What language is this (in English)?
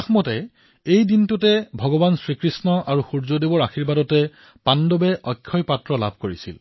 Assamese